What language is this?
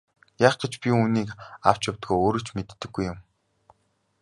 Mongolian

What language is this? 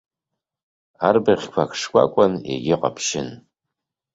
Abkhazian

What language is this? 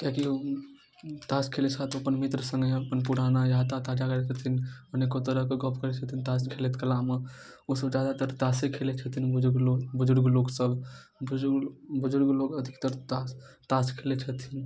Maithili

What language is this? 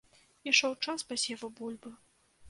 Belarusian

